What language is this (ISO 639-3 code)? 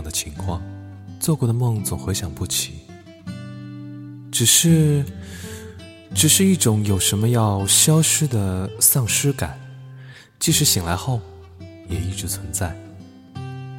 zho